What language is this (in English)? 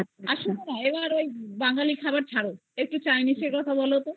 Bangla